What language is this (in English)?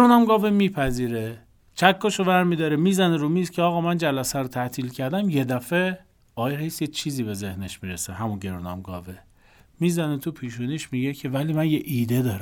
Persian